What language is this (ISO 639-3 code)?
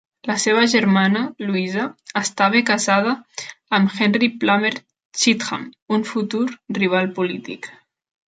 cat